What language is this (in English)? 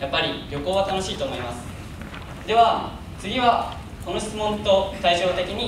Japanese